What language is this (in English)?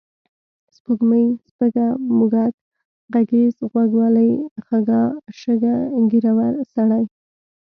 Pashto